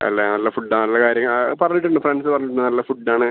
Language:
Malayalam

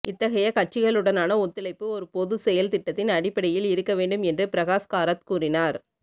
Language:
Tamil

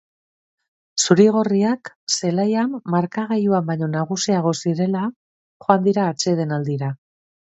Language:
Basque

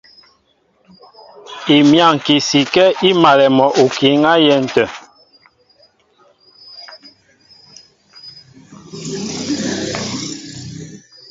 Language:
Mbo (Cameroon)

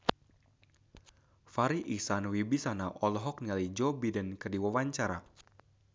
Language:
Sundanese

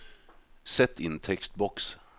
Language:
Norwegian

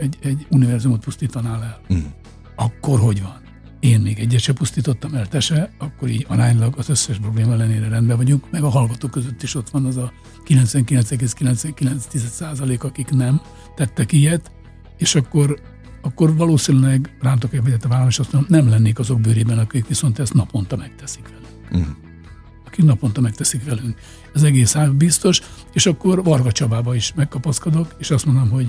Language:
Hungarian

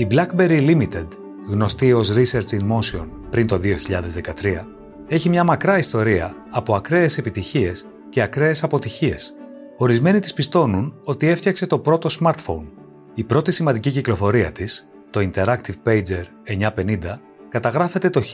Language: Greek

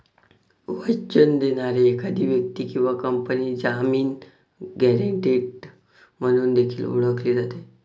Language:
Marathi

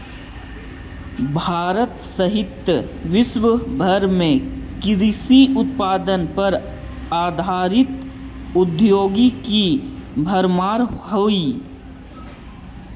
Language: Magahi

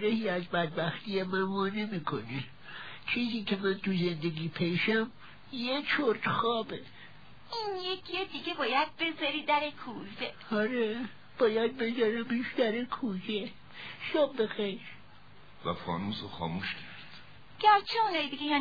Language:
Persian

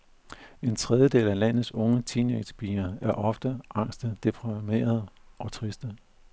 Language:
Danish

